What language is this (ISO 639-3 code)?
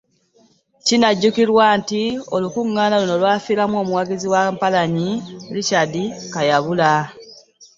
lug